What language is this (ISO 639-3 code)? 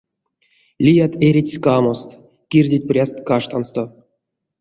myv